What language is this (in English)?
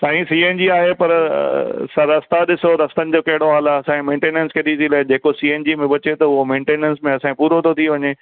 Sindhi